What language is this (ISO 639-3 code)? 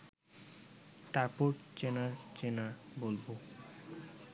ben